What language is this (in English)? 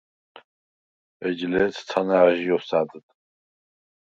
Svan